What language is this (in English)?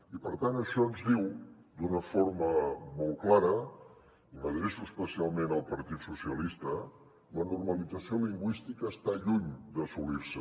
Catalan